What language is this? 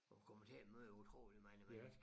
Danish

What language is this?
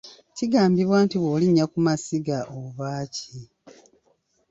Ganda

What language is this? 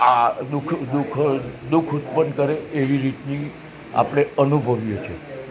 Gujarati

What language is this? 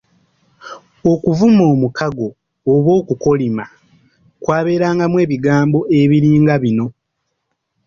Ganda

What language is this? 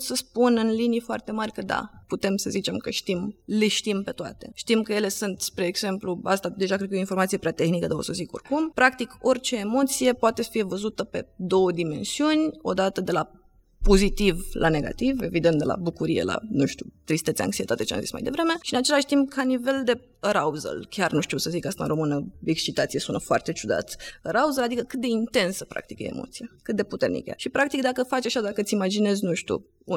Romanian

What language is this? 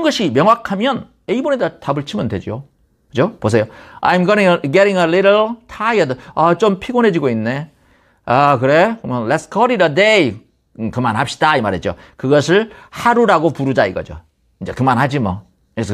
Korean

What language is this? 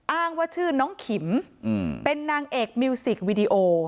Thai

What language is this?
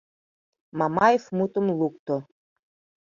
Mari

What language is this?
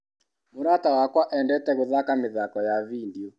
Kikuyu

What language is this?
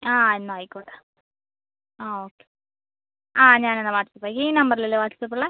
Malayalam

